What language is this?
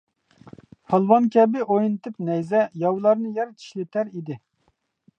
Uyghur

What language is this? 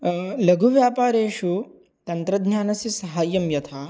Sanskrit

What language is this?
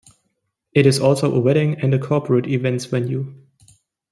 English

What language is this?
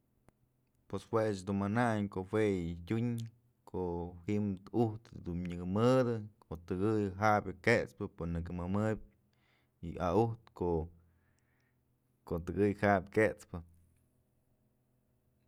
Mazatlán Mixe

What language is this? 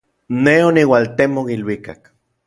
Orizaba Nahuatl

